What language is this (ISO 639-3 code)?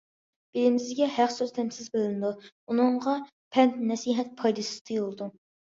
uig